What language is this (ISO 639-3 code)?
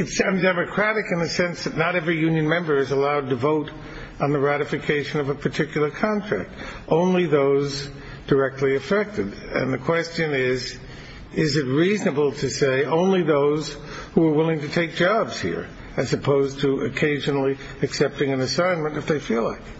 eng